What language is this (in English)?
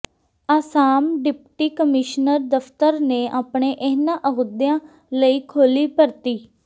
Punjabi